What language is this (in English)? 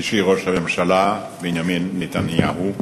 Hebrew